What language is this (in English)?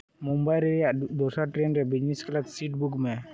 Santali